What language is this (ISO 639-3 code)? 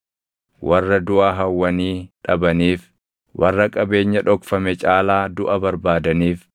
orm